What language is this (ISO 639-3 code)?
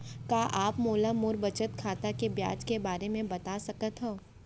hne